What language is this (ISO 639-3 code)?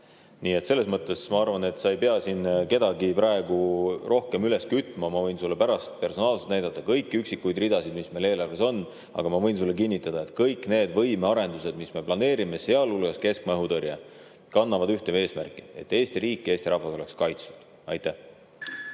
est